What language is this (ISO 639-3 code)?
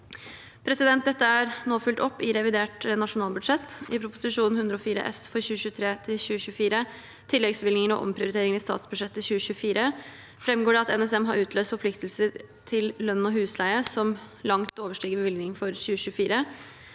nor